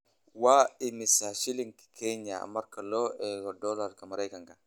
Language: Somali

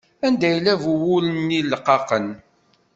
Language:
Kabyle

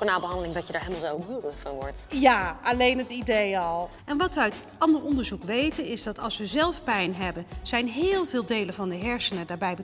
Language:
Dutch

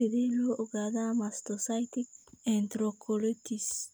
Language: Somali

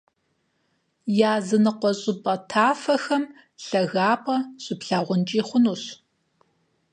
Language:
Kabardian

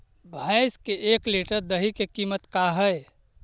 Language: Magahi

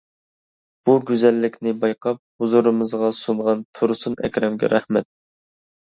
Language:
Uyghur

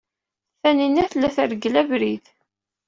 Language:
Kabyle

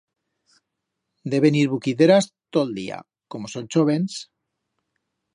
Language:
Aragonese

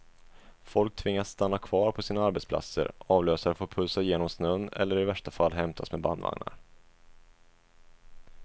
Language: Swedish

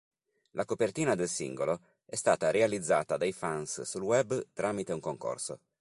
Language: Italian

